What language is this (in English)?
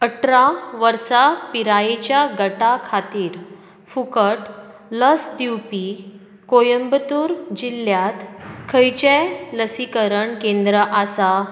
Konkani